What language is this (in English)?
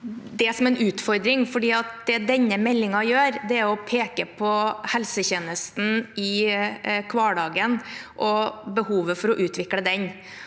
Norwegian